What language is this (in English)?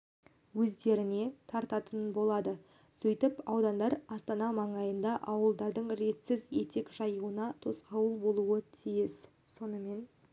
Kazakh